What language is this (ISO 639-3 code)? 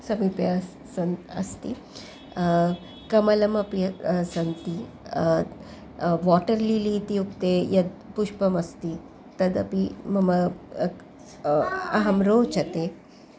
san